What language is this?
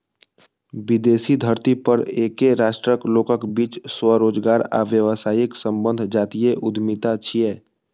Maithili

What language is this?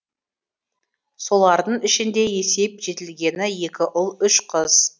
Kazakh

